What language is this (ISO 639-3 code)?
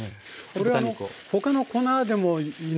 jpn